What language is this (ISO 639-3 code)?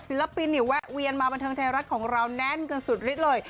tha